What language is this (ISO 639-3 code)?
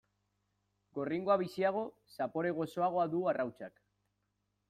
eus